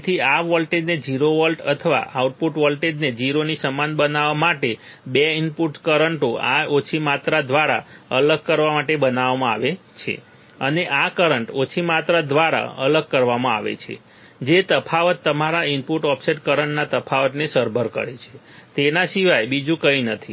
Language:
Gujarati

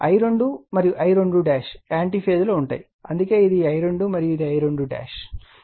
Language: Telugu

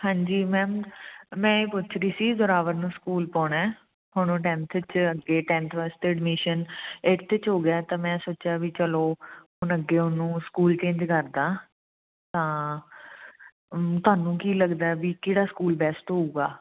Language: Punjabi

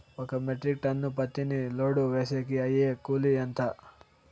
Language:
Telugu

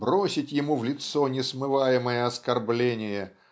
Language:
Russian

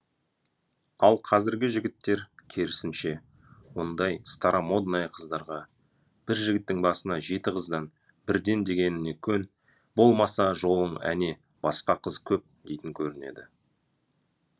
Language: Kazakh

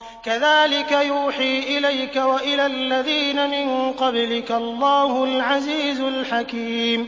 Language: Arabic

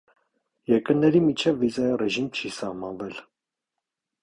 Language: Armenian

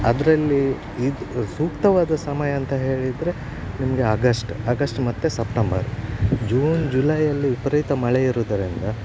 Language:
Kannada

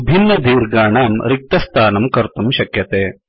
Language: Sanskrit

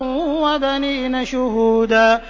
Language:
Arabic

